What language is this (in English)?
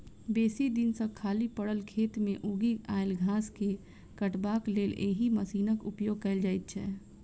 Maithili